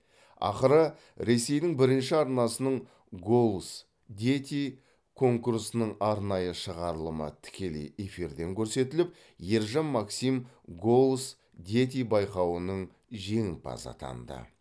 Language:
Kazakh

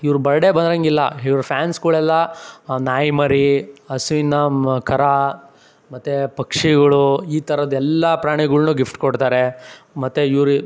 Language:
Kannada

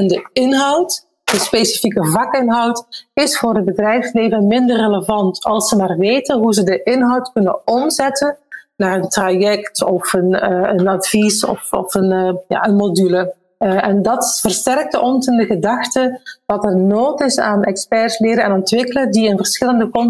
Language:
Dutch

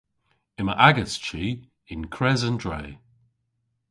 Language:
Cornish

